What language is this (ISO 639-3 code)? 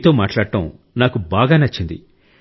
tel